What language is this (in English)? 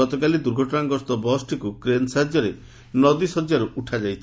Odia